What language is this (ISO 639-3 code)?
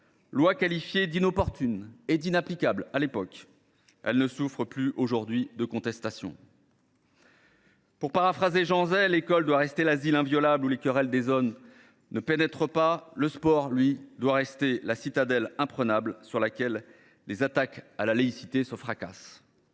fra